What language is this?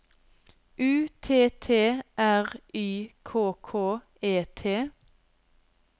Norwegian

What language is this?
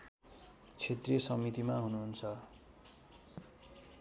Nepali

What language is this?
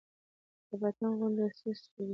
Pashto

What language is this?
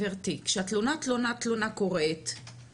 Hebrew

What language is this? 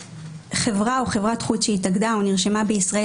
Hebrew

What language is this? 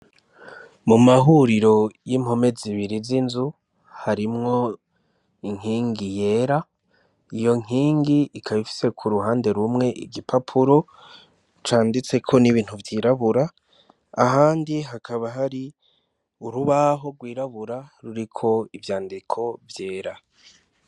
Rundi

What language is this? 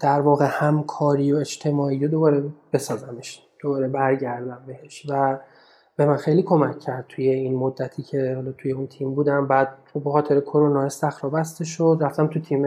Persian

